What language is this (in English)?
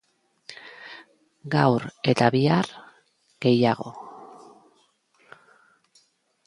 Basque